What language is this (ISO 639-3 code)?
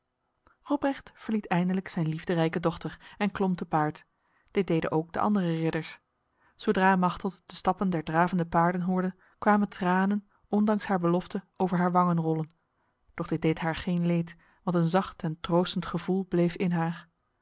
nld